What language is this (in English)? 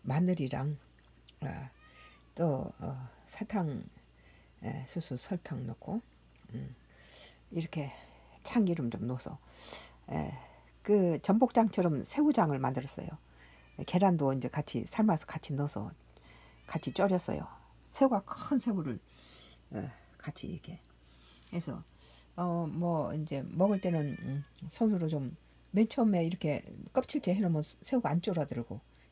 Korean